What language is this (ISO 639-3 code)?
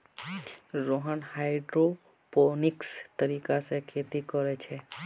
mag